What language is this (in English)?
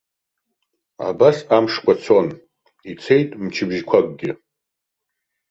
Abkhazian